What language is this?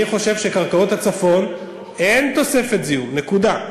Hebrew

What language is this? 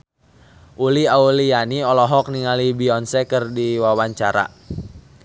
Sundanese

